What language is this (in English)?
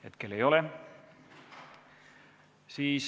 Estonian